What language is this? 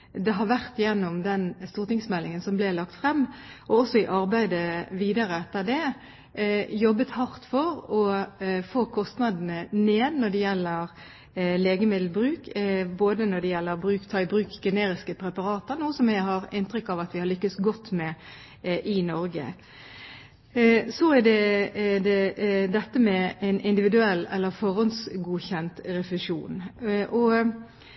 Norwegian Bokmål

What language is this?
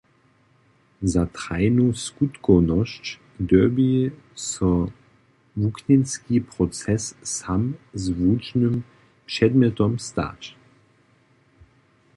Upper Sorbian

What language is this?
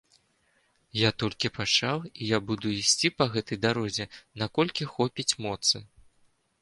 Belarusian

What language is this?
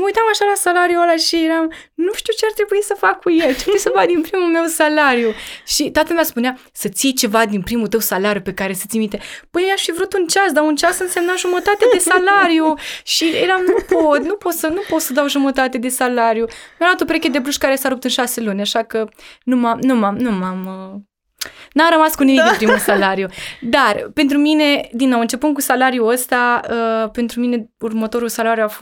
Romanian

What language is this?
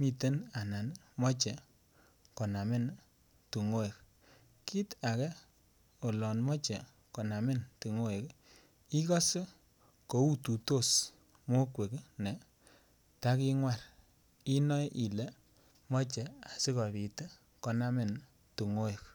Kalenjin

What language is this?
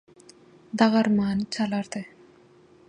Turkmen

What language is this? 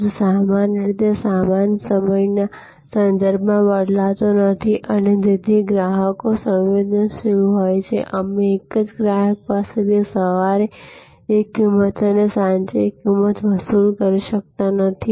Gujarati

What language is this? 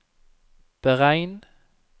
Norwegian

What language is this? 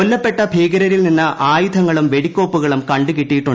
Malayalam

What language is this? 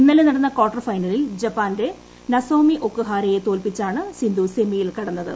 Malayalam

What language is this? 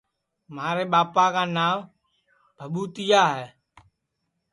Sansi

